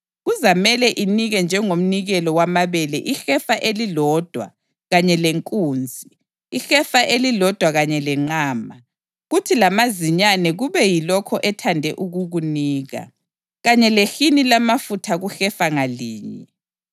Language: North Ndebele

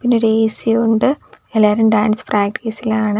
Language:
Malayalam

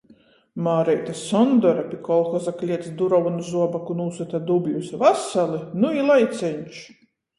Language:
Latgalian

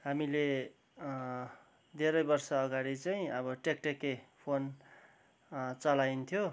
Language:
Nepali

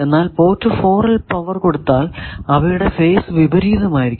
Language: Malayalam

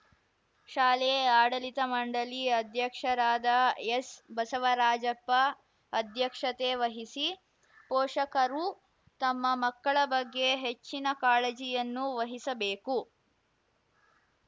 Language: Kannada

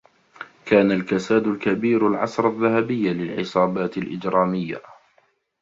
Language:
Arabic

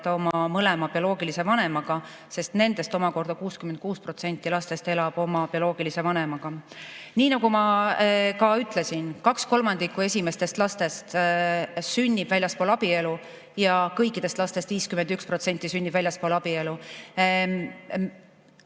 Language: Estonian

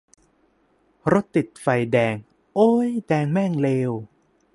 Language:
Thai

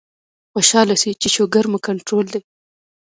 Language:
Pashto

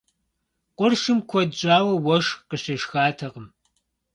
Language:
Kabardian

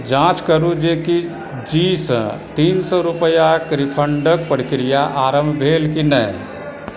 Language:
Maithili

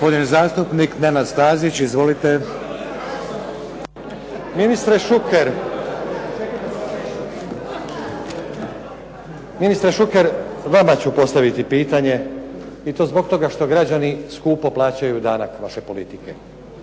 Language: Croatian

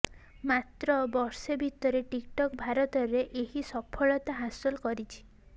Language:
Odia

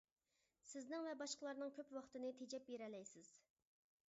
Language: Uyghur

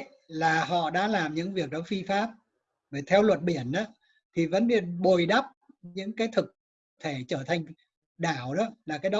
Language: Vietnamese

